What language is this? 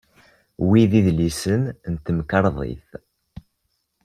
Kabyle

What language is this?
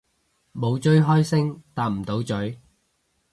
Cantonese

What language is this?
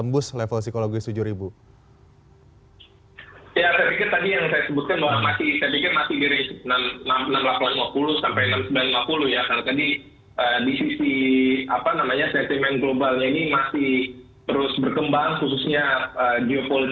Indonesian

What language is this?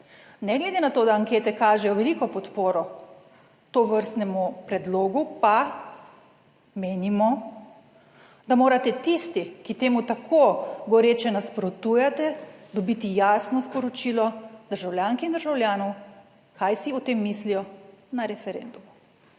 Slovenian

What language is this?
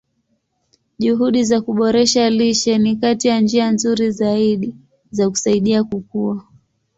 Swahili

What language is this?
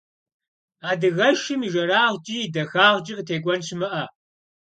Kabardian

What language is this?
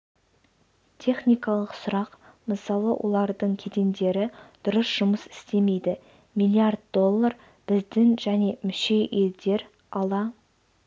Kazakh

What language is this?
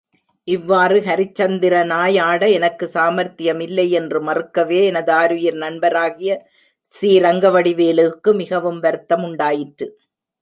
Tamil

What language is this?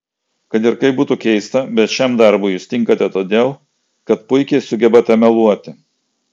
Lithuanian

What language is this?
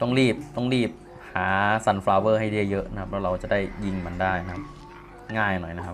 Thai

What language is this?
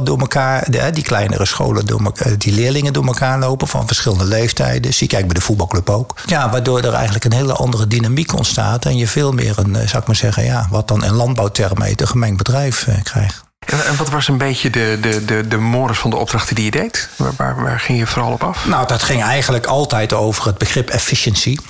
Dutch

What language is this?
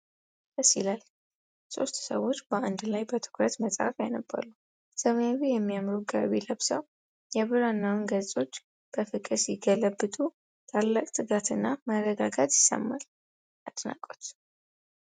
Amharic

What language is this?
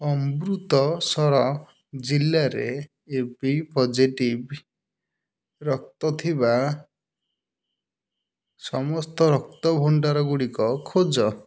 Odia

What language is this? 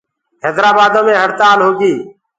Gurgula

